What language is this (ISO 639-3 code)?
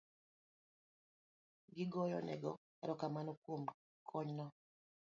luo